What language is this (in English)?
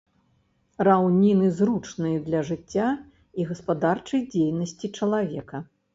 Belarusian